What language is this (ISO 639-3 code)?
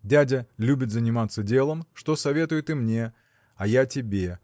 rus